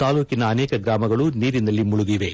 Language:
Kannada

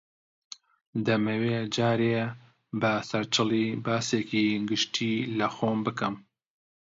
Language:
Central Kurdish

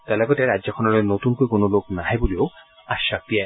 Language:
Assamese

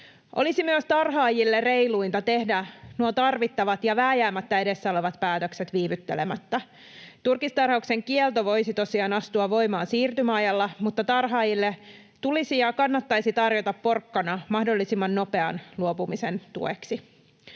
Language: Finnish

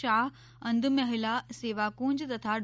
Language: Gujarati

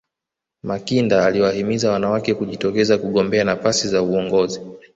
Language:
Swahili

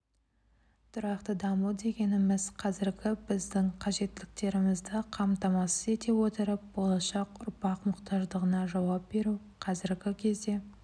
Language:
Kazakh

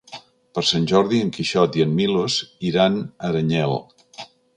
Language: Catalan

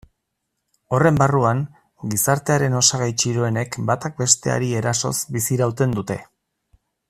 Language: Basque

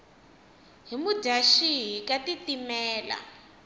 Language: Tsonga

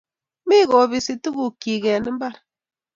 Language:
Kalenjin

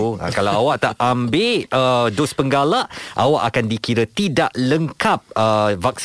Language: Malay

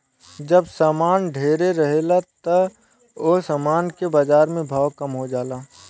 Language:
Bhojpuri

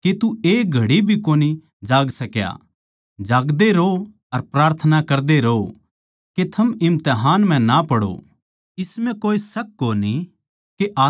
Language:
Haryanvi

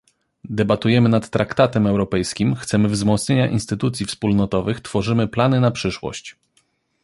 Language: Polish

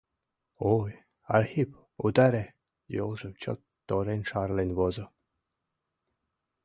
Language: Mari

